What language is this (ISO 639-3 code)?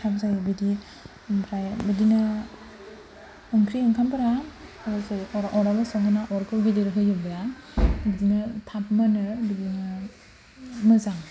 brx